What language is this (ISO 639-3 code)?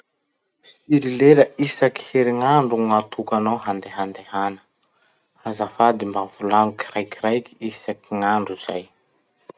msh